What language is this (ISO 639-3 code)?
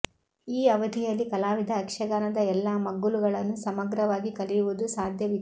kan